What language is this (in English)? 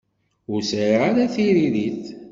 Kabyle